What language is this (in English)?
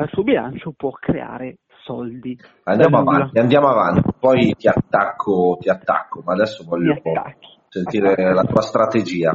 Italian